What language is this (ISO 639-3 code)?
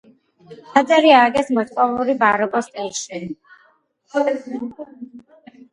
kat